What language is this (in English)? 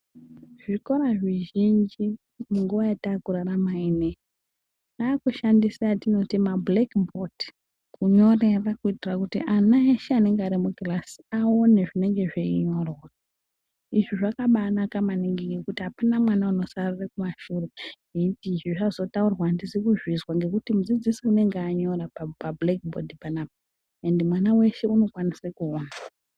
Ndau